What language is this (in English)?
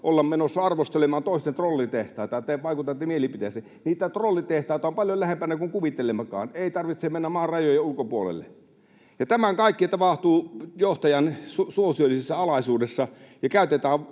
Finnish